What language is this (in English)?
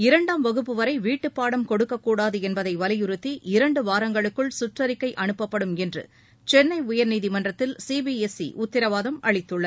Tamil